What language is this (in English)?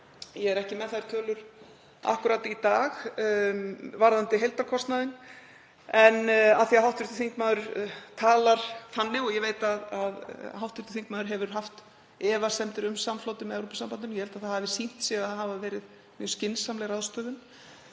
Icelandic